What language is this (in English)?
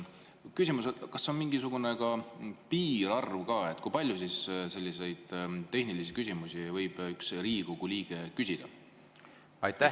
Estonian